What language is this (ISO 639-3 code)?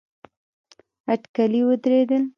pus